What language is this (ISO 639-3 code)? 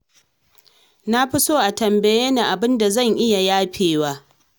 hau